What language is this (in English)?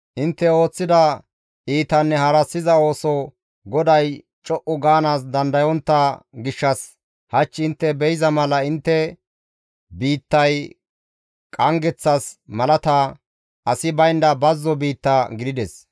Gamo